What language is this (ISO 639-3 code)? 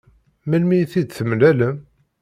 kab